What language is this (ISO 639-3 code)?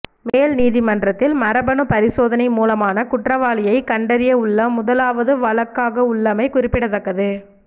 tam